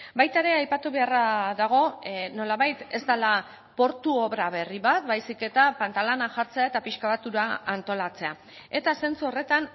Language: Basque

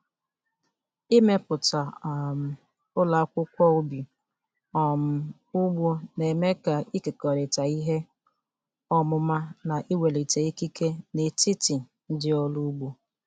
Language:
Igbo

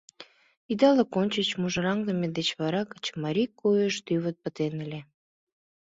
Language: Mari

